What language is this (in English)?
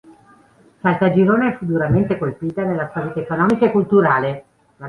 Italian